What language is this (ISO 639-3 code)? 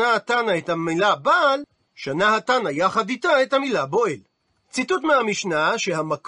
heb